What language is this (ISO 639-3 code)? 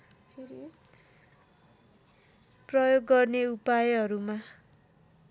nep